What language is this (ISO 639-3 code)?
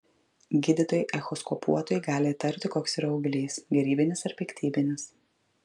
lit